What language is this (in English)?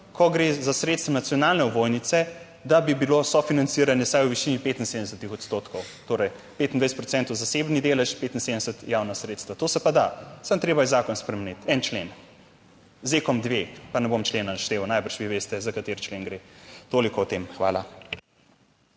Slovenian